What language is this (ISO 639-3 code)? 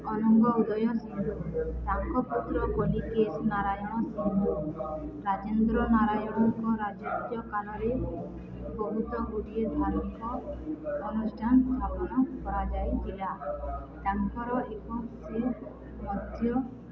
ori